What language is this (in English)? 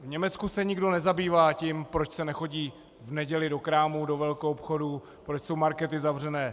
Czech